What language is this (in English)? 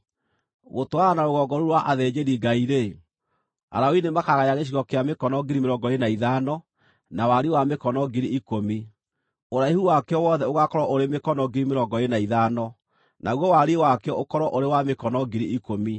Kikuyu